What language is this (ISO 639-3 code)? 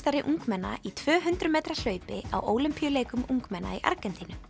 isl